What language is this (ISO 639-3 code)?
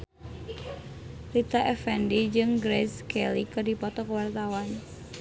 sun